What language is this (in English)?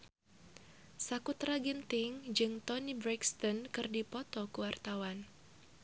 Sundanese